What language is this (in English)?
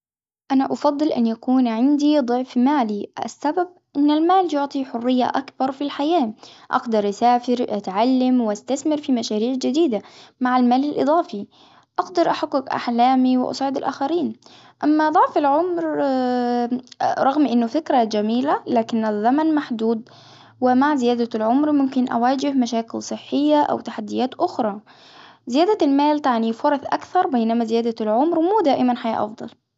Hijazi Arabic